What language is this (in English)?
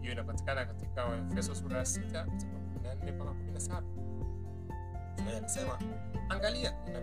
Swahili